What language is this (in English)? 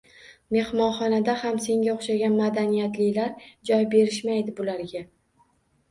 Uzbek